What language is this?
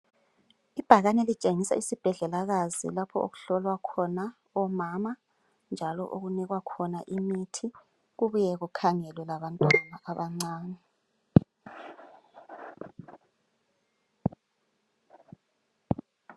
North Ndebele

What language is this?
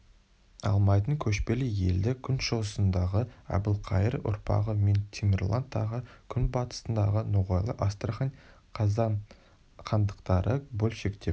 Kazakh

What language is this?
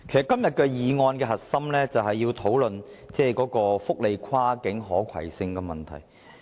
Cantonese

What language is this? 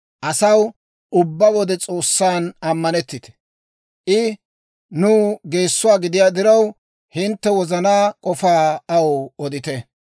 Dawro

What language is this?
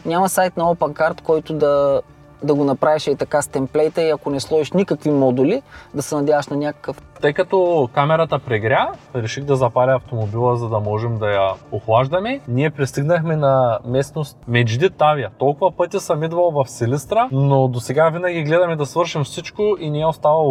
Bulgarian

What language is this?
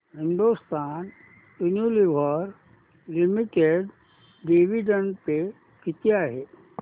Marathi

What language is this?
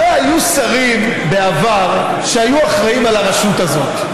Hebrew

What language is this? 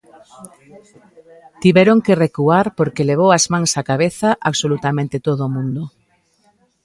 Galician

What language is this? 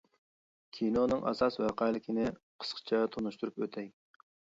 Uyghur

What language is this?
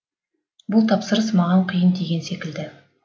Kazakh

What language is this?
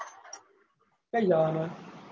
Gujarati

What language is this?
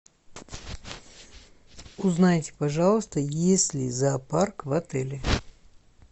Russian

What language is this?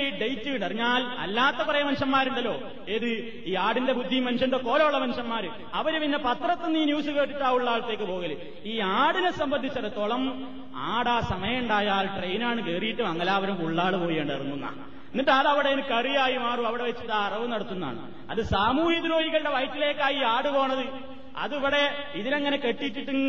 Malayalam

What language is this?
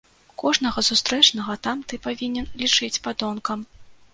Belarusian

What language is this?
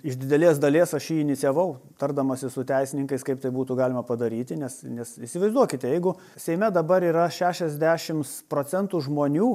Lithuanian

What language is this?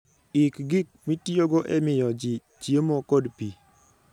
Luo (Kenya and Tanzania)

